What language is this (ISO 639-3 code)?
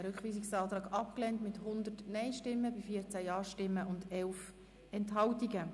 gsw